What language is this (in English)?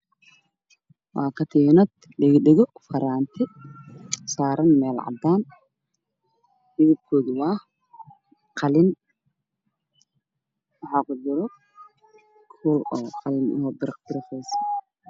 Somali